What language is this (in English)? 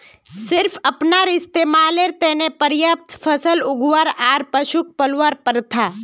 Magahi